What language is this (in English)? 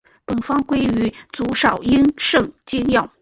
Chinese